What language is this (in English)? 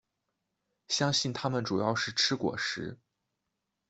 Chinese